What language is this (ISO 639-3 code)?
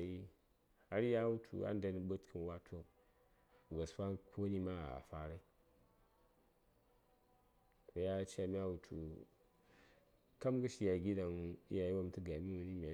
say